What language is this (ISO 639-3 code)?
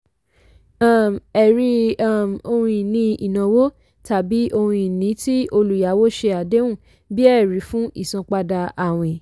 yor